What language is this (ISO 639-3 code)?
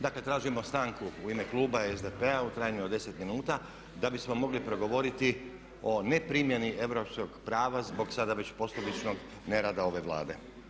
hrv